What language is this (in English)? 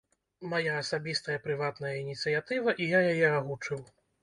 Belarusian